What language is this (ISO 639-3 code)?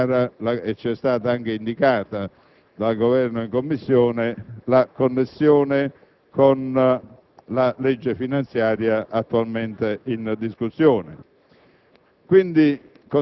ita